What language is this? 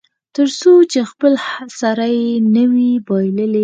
Pashto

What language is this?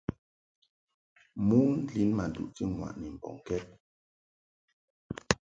Mungaka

